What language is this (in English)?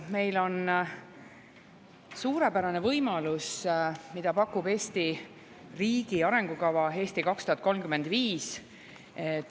Estonian